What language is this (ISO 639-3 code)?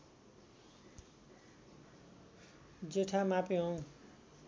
nep